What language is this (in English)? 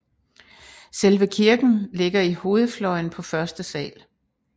Danish